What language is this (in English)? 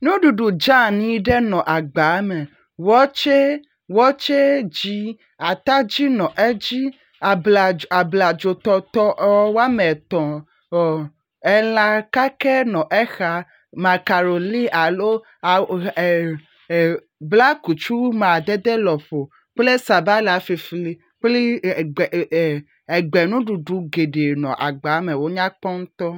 Ewe